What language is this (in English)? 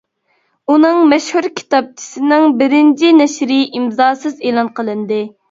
Uyghur